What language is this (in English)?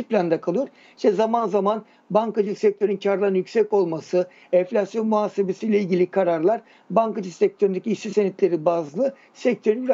Turkish